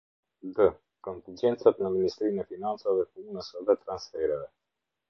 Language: Albanian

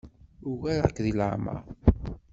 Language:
Kabyle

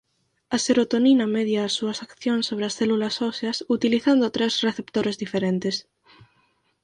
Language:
Galician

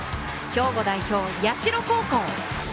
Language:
Japanese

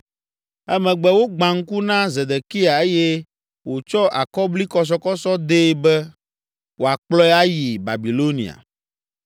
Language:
Ewe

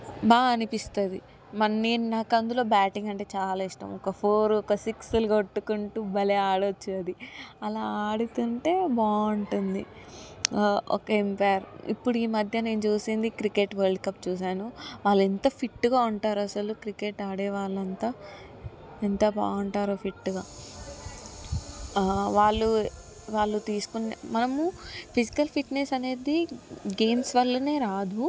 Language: Telugu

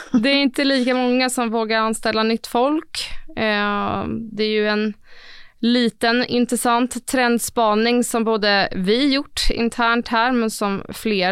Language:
Swedish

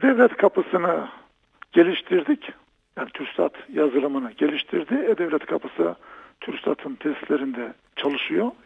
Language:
Turkish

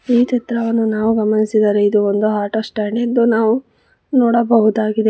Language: Kannada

